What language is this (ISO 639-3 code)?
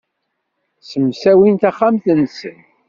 kab